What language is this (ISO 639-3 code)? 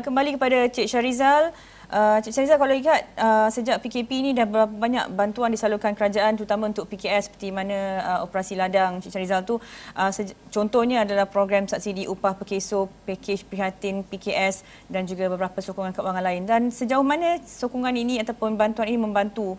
msa